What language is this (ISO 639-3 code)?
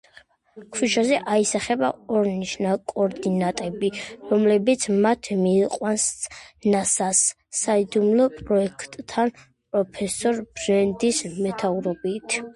kat